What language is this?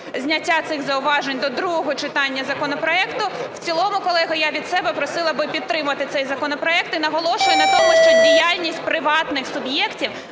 Ukrainian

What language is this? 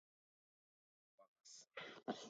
English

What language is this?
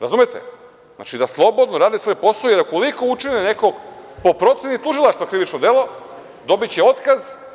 Serbian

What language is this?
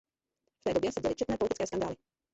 Czech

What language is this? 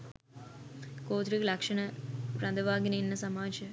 Sinhala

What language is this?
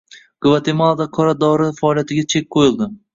Uzbek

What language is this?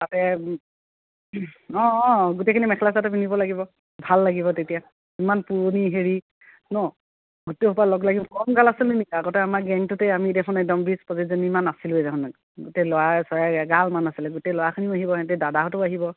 Assamese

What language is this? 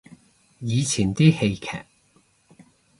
Cantonese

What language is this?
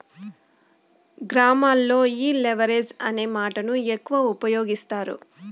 Telugu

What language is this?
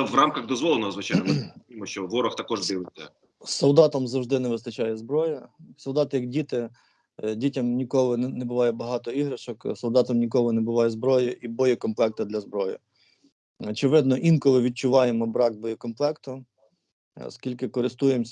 Ukrainian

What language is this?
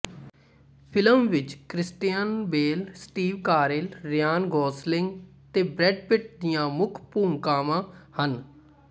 Punjabi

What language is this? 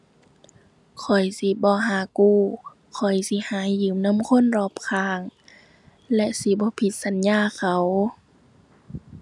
Thai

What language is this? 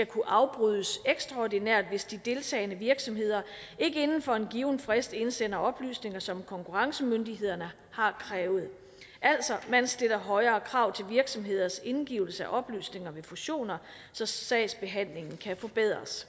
Danish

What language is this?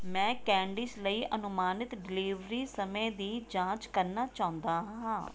Punjabi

